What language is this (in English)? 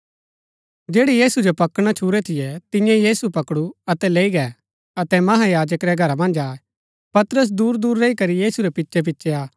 Gaddi